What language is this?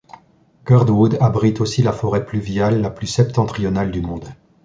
French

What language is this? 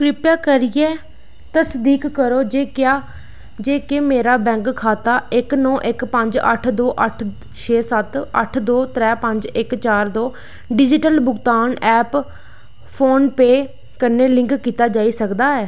Dogri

